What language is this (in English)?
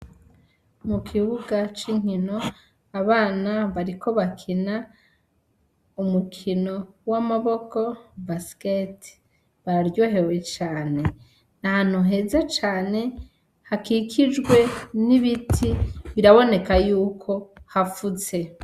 Rundi